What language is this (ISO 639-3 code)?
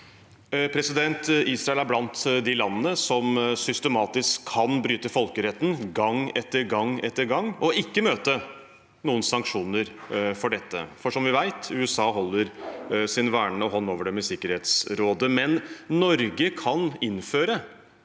nor